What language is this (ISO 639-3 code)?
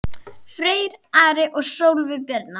isl